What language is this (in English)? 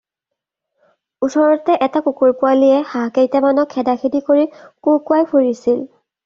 Assamese